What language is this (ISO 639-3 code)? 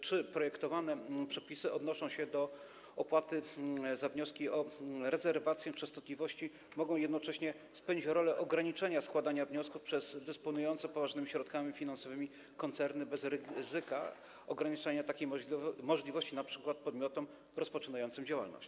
pol